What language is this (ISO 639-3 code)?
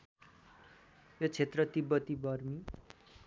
nep